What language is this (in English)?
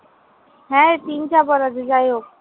Bangla